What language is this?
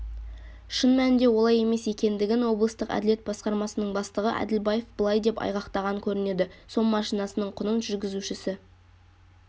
Kazakh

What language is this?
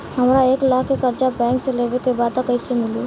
Bhojpuri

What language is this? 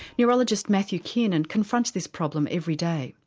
English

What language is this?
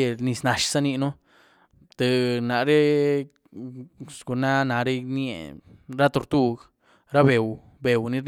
Güilá Zapotec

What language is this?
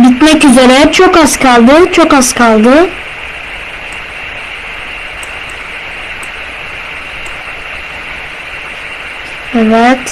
Turkish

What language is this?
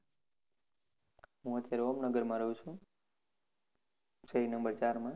Gujarati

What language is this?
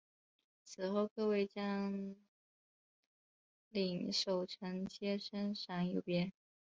Chinese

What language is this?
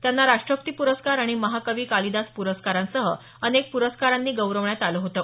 Marathi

